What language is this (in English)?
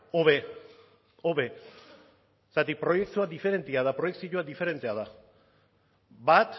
Basque